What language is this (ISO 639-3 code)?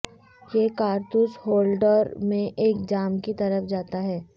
urd